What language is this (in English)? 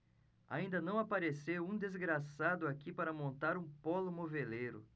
Portuguese